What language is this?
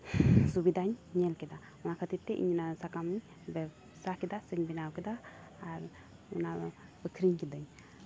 Santali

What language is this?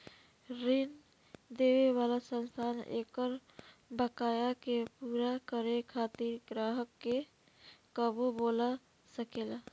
Bhojpuri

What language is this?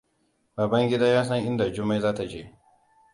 Hausa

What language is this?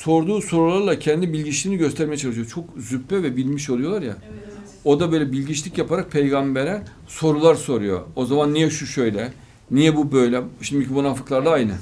Turkish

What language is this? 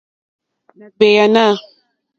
Mokpwe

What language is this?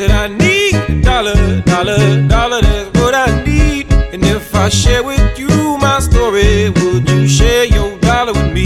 Ukrainian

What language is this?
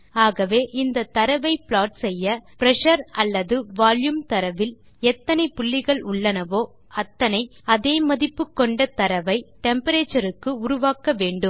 Tamil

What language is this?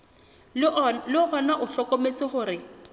Southern Sotho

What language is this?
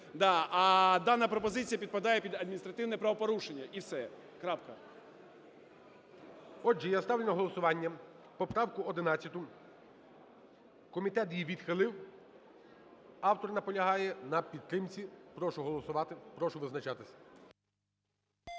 Ukrainian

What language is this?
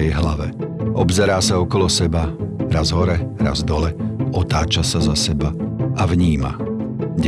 Slovak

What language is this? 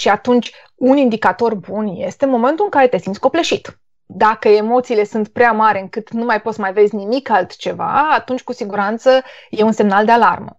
Romanian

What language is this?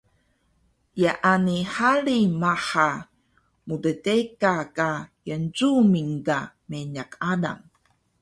Taroko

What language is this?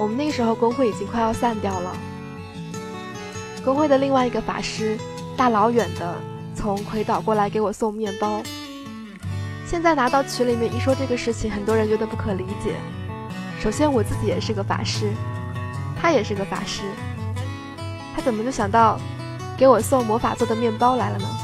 Chinese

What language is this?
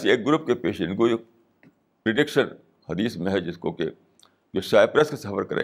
Urdu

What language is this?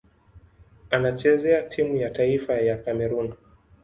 Swahili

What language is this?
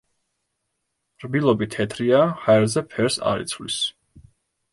Georgian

